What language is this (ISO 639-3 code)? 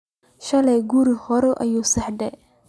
som